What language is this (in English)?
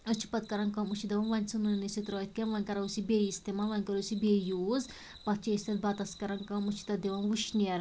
Kashmiri